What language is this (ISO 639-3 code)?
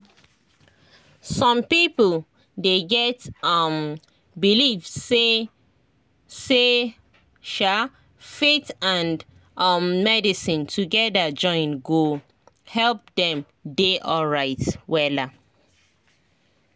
pcm